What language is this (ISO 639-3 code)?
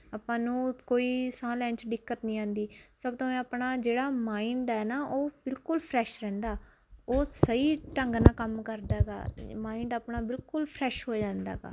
pan